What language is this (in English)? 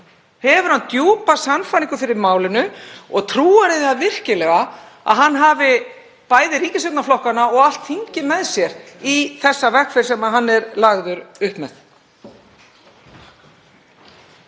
Icelandic